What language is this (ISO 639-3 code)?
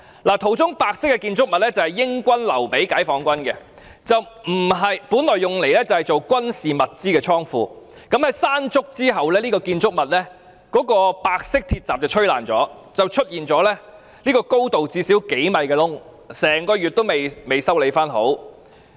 yue